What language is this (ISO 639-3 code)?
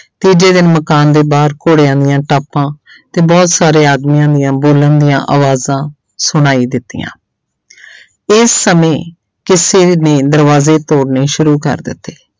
pan